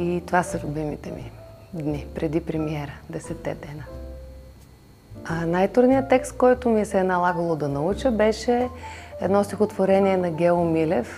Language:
Bulgarian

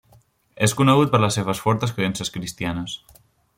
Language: Catalan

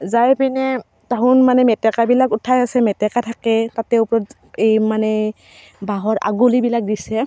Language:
Assamese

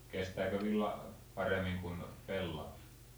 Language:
Finnish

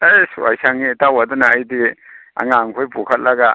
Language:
Manipuri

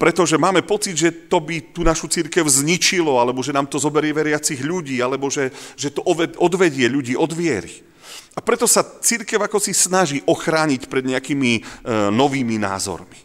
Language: Slovak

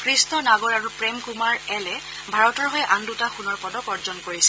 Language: Assamese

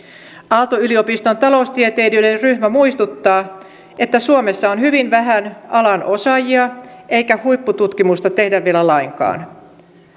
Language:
Finnish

